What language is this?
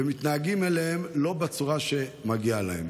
Hebrew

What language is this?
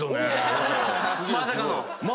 Japanese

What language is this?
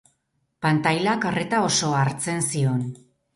Basque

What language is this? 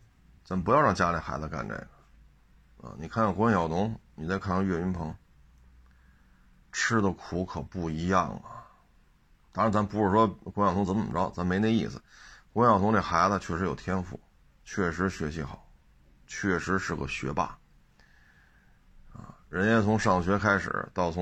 Chinese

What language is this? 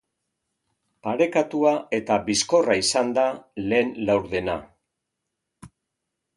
Basque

